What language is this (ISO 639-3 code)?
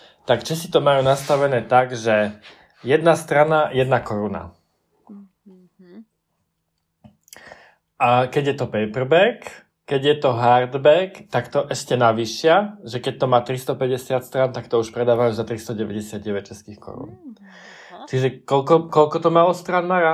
slk